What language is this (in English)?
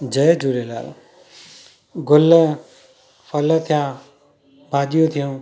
Sindhi